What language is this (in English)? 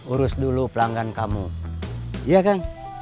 Indonesian